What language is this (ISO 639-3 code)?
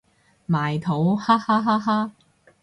yue